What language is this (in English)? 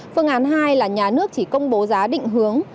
Vietnamese